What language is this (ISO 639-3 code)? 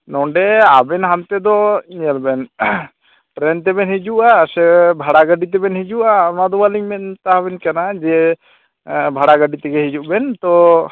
sat